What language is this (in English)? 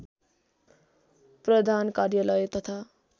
Nepali